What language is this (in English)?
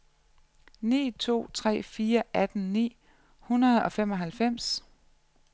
Danish